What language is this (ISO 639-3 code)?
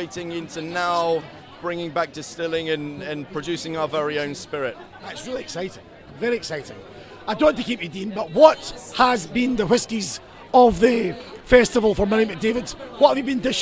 eng